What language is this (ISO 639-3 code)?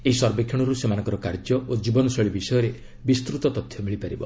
ori